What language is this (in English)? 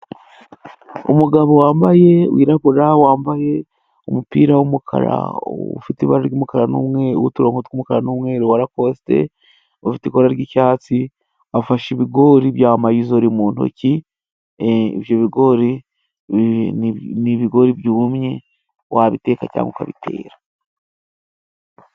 Kinyarwanda